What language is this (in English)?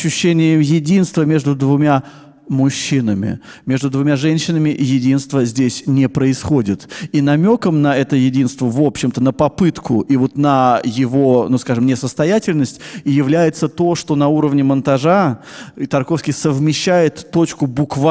Russian